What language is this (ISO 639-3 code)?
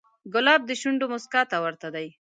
pus